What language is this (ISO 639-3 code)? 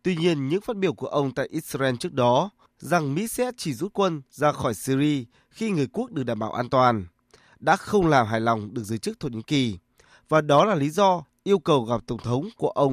vie